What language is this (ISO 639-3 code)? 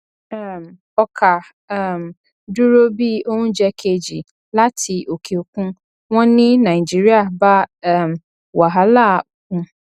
yor